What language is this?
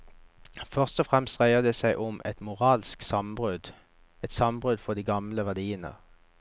Norwegian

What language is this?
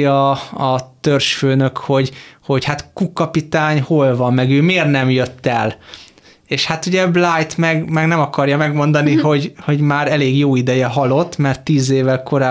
Hungarian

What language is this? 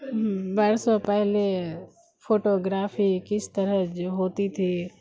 Urdu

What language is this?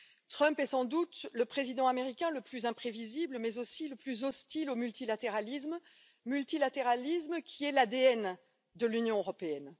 French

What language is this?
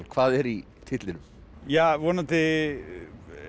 Icelandic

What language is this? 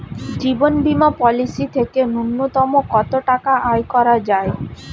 Bangla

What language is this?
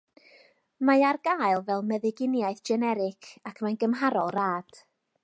Welsh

